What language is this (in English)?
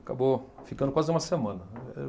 Portuguese